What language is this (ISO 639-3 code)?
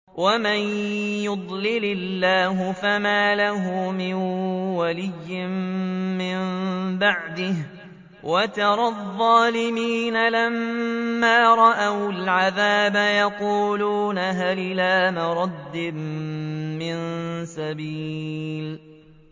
ara